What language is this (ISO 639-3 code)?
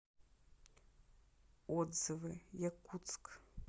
rus